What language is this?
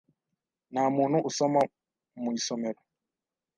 Kinyarwanda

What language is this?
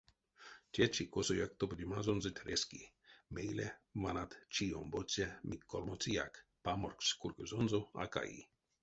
Erzya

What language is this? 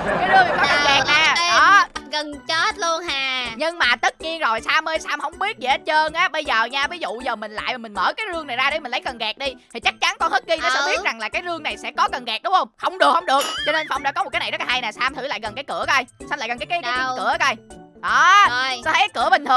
Vietnamese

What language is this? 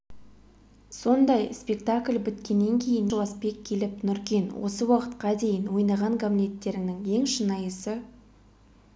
Kazakh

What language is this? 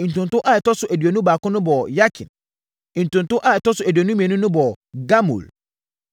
Akan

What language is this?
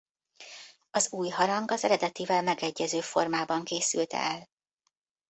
Hungarian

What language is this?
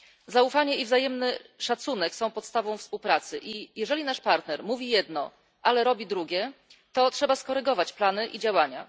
Polish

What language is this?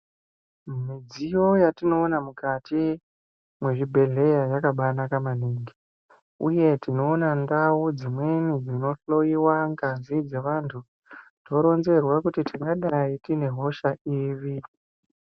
Ndau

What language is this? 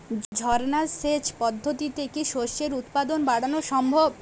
Bangla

